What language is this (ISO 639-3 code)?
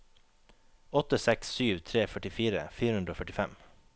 nor